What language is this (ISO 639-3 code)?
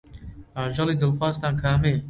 ckb